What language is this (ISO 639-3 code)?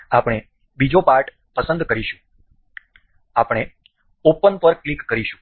guj